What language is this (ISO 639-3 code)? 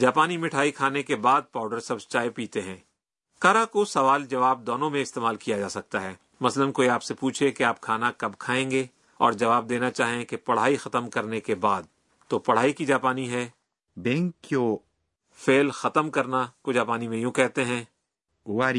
urd